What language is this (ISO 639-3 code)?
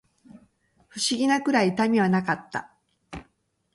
jpn